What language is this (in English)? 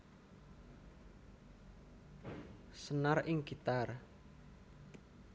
Javanese